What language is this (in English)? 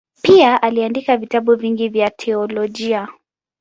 Swahili